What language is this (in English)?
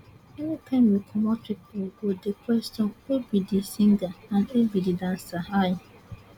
Nigerian Pidgin